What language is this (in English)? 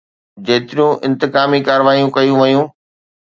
Sindhi